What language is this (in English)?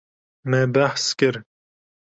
Kurdish